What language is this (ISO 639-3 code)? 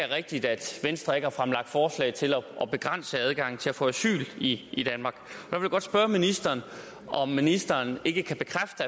dan